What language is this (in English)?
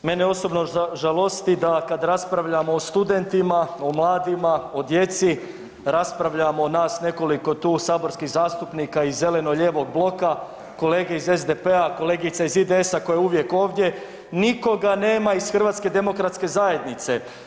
Croatian